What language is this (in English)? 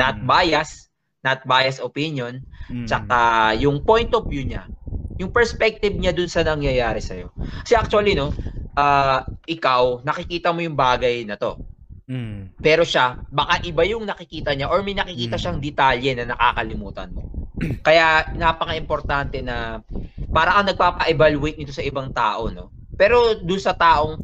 Filipino